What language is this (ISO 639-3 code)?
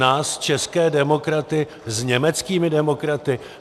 ces